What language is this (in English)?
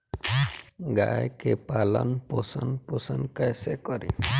Bhojpuri